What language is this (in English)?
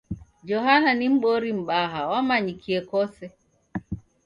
Taita